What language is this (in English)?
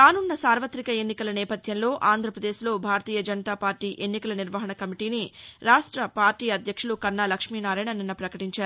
Telugu